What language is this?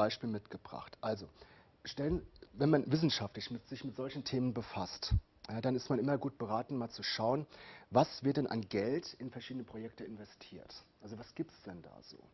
German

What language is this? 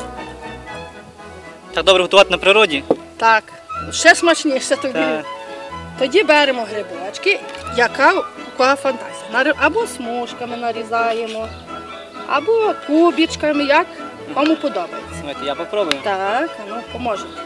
Ukrainian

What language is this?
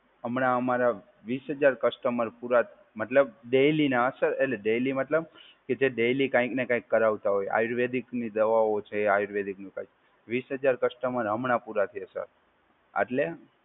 Gujarati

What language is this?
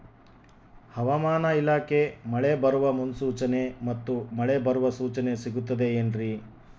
Kannada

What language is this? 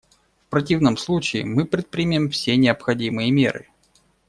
Russian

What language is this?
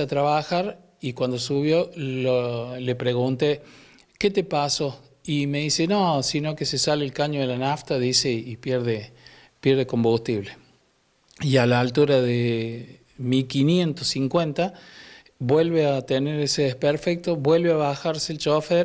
Spanish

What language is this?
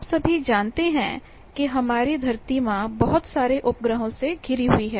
Hindi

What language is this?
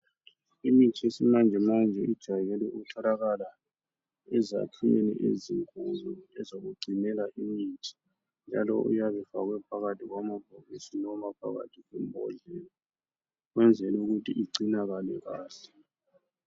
North Ndebele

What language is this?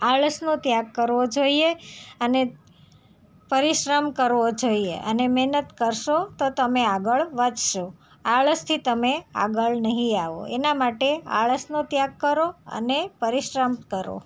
Gujarati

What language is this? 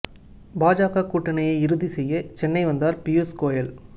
Tamil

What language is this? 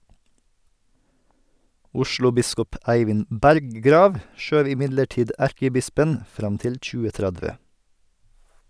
Norwegian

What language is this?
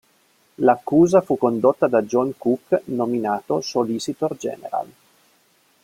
Italian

